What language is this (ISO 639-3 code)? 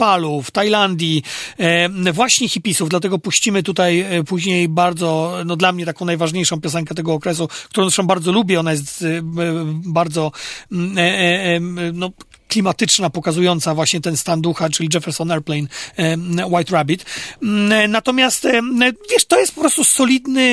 pol